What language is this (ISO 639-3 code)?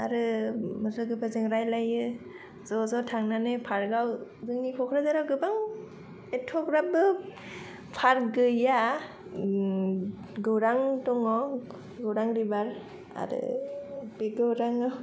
brx